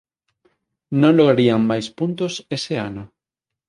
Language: Galician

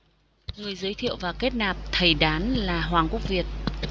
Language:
Vietnamese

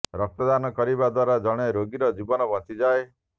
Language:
Odia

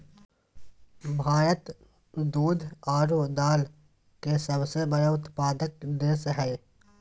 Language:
Magahi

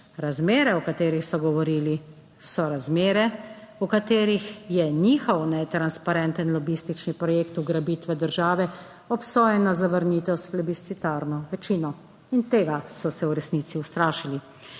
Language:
Slovenian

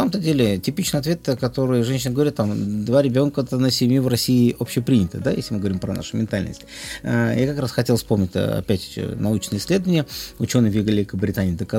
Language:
Russian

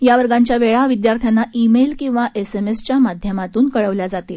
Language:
Marathi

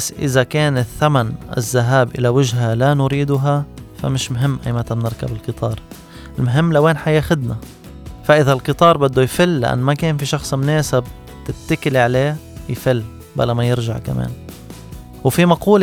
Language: Arabic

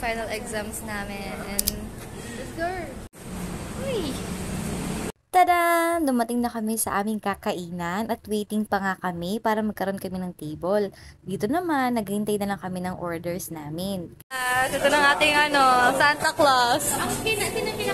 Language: Filipino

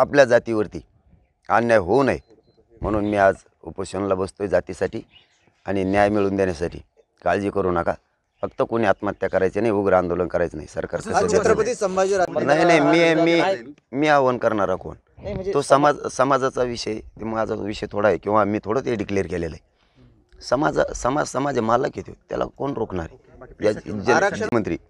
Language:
Marathi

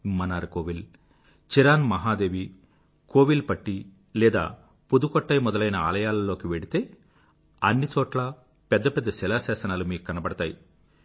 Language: Telugu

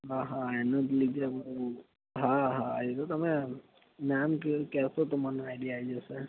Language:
Gujarati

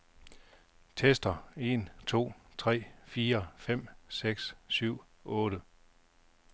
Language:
Danish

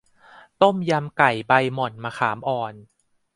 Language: Thai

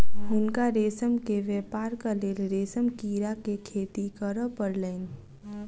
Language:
Maithili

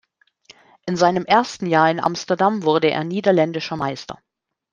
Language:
German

